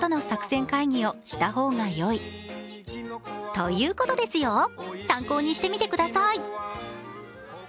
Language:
Japanese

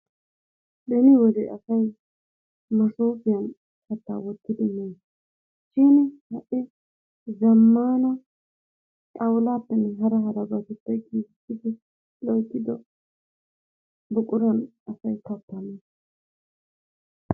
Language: Wolaytta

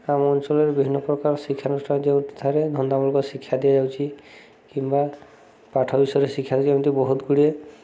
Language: Odia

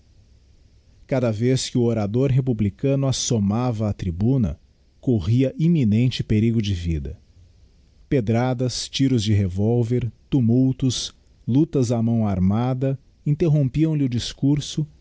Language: Portuguese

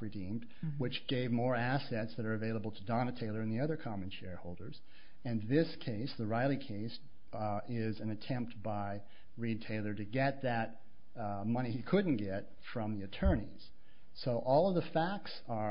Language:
English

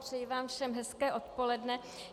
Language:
Czech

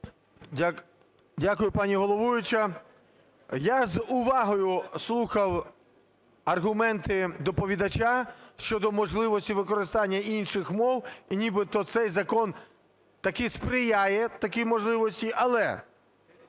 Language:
Ukrainian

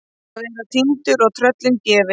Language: Icelandic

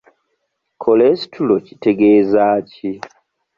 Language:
Ganda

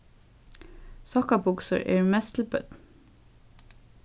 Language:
Faroese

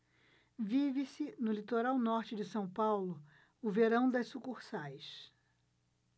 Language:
Portuguese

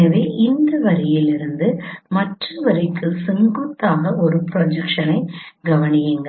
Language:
Tamil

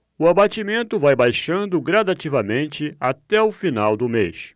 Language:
Portuguese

